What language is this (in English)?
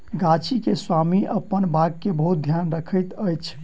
Maithili